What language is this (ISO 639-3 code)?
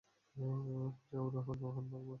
ben